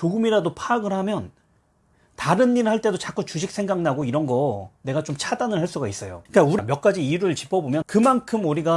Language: Korean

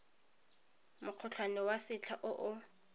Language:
Tswana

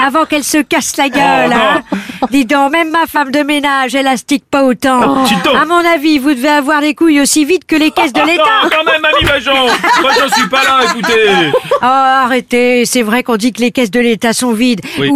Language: French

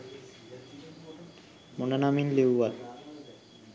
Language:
Sinhala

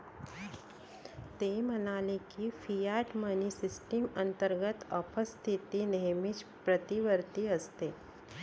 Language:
Marathi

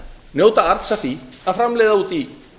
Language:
Icelandic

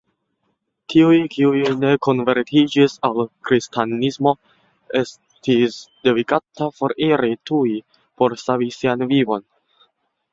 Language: Esperanto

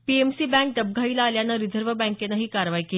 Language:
Marathi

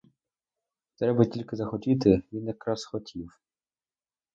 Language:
Ukrainian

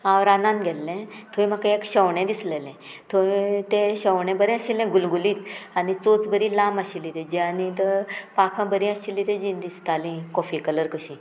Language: Konkani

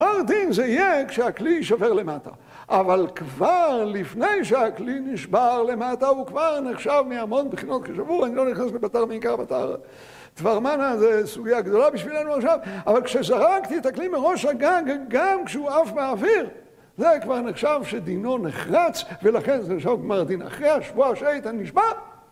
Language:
Hebrew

